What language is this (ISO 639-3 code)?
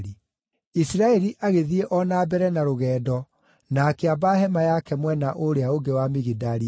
kik